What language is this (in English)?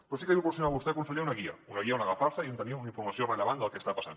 Catalan